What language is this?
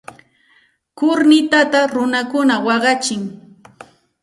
Santa Ana de Tusi Pasco Quechua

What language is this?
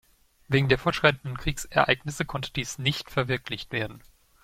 German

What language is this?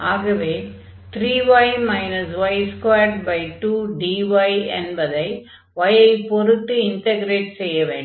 Tamil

